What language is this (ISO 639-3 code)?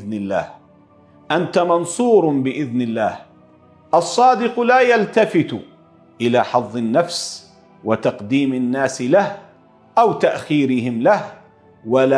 ara